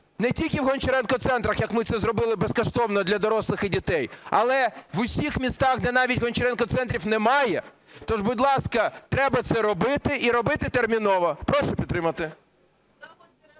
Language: Ukrainian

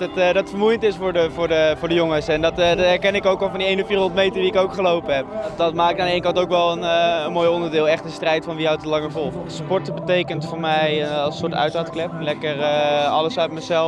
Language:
Dutch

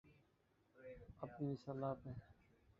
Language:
Urdu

